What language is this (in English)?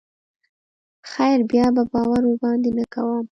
Pashto